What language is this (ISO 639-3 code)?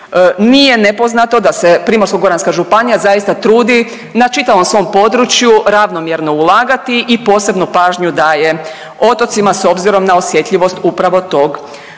hrv